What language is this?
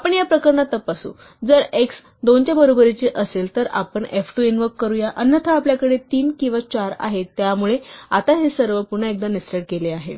Marathi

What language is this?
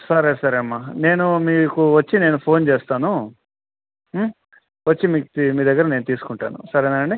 Telugu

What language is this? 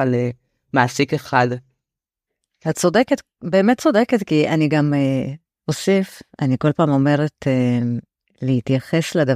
Hebrew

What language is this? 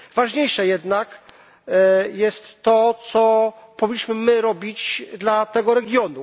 Polish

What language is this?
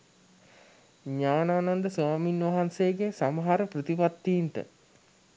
Sinhala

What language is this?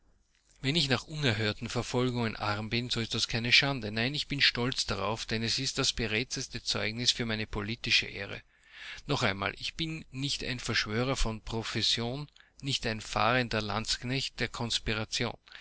German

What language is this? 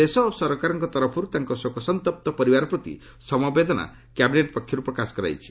Odia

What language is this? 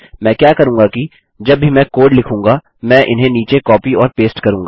Hindi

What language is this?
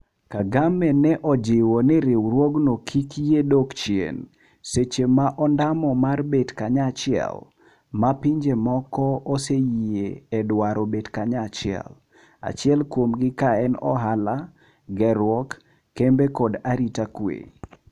Luo (Kenya and Tanzania)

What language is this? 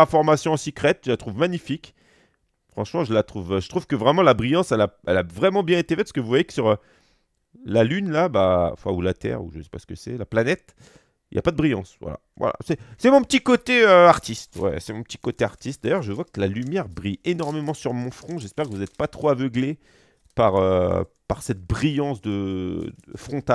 French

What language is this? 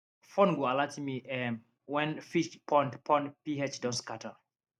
Nigerian Pidgin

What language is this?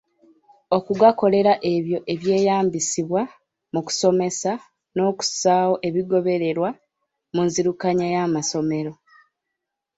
Ganda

